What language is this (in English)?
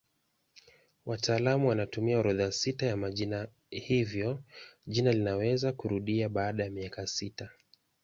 Swahili